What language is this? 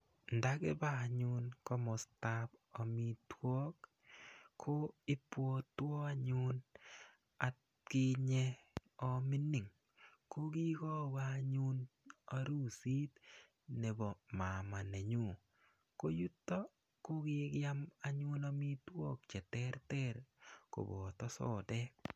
Kalenjin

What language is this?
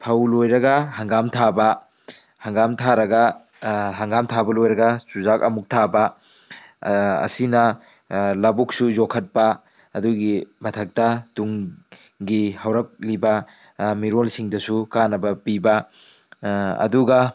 Manipuri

